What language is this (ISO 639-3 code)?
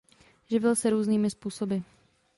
ces